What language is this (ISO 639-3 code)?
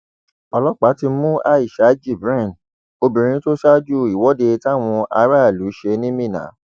yor